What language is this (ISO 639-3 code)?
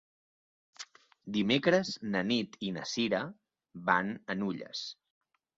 cat